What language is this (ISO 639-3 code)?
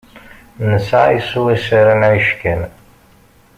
kab